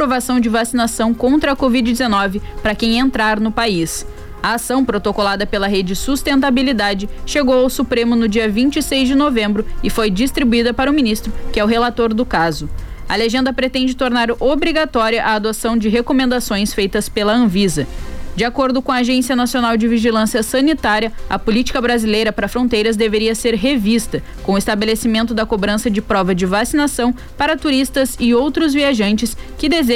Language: Portuguese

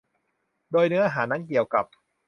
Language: Thai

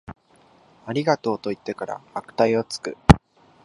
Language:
Japanese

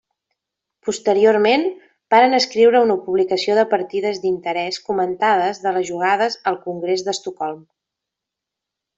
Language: Catalan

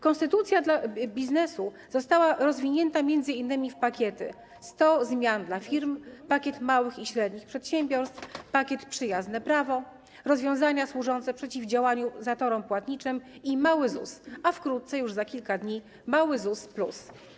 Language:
Polish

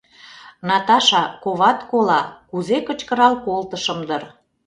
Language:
Mari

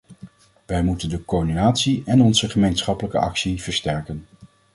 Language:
Dutch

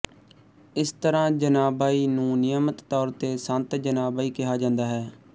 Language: Punjabi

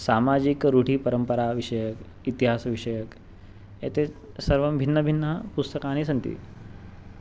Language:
Sanskrit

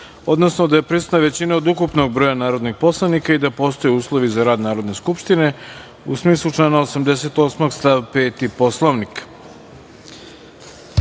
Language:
Serbian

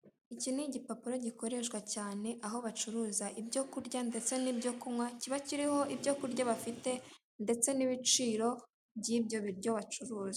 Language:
Kinyarwanda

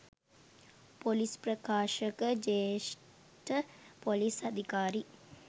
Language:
Sinhala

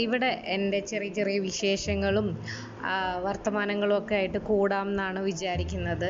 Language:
Malayalam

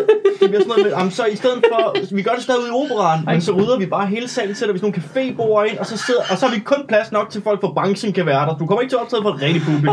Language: Danish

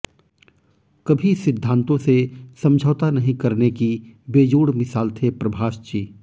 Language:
Hindi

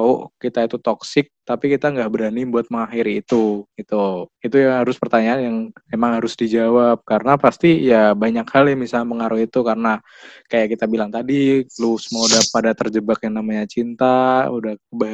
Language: Indonesian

